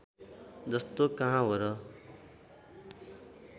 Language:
Nepali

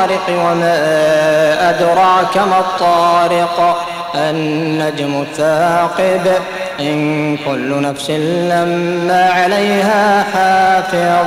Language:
Arabic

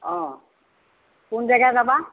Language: Assamese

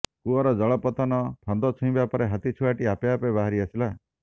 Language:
Odia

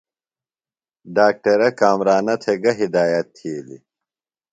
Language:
Phalura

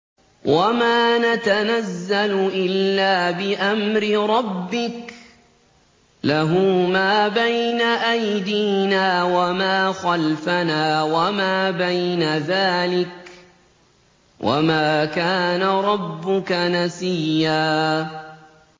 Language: Arabic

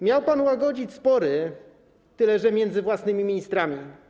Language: Polish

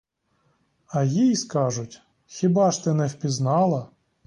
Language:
Ukrainian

